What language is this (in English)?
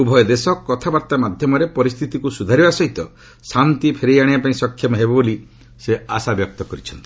Odia